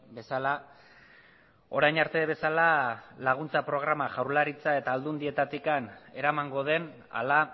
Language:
Basque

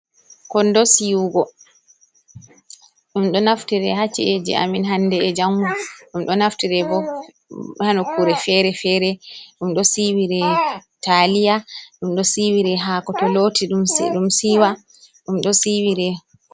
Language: Fula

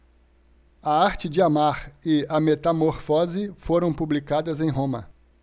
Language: Portuguese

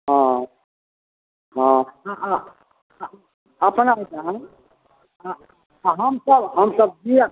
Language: Maithili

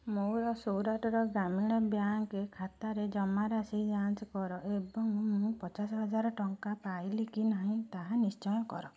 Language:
Odia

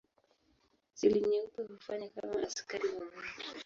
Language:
Swahili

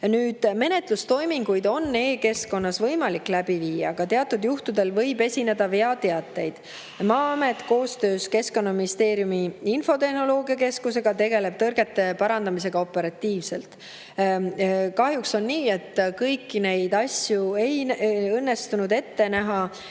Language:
Estonian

